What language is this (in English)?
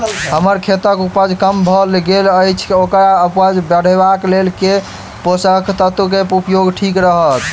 Maithili